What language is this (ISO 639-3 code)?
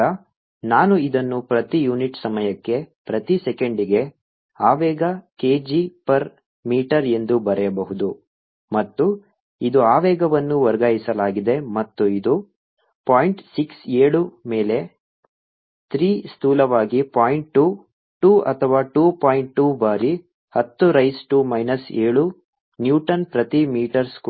kan